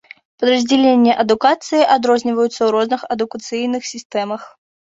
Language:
Belarusian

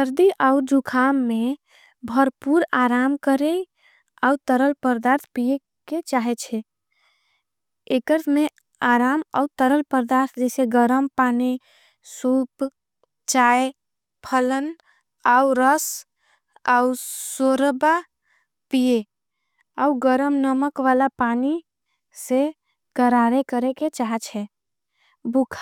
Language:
Angika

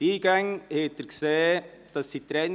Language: Swiss German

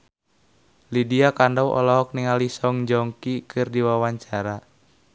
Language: Sundanese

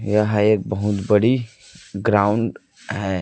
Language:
Hindi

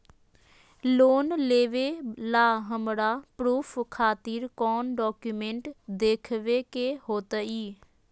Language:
Magahi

